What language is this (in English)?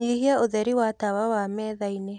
Kikuyu